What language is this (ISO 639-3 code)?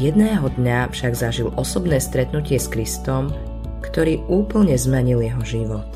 slk